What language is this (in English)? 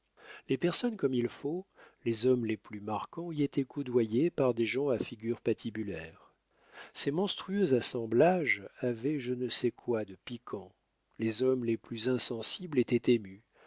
French